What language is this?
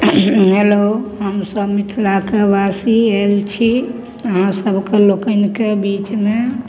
Maithili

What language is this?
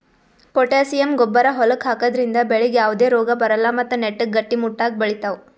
Kannada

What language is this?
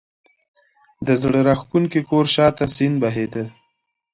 Pashto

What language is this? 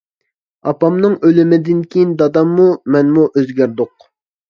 Uyghur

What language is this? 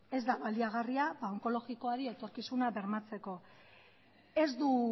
Basque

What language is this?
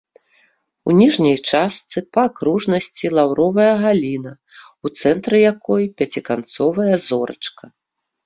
Belarusian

